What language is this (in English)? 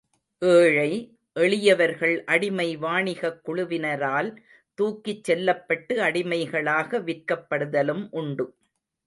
Tamil